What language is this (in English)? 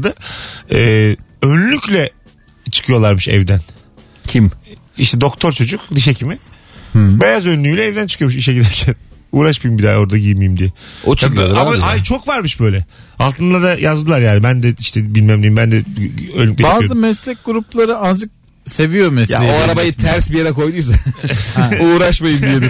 Turkish